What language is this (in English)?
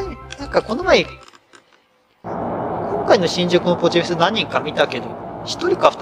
Japanese